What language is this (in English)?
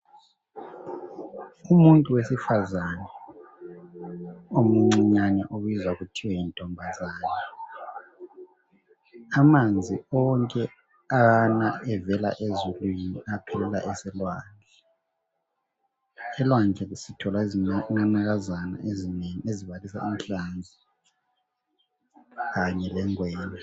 North Ndebele